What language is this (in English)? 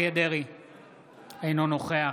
Hebrew